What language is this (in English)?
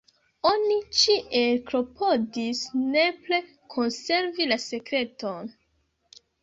Esperanto